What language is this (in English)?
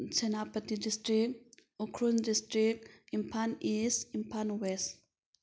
Manipuri